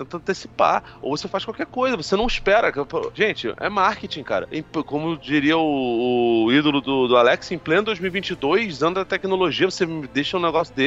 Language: Portuguese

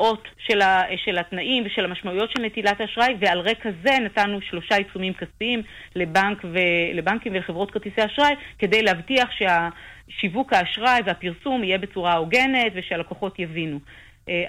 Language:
Hebrew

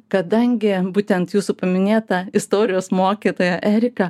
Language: Lithuanian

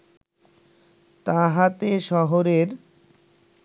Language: Bangla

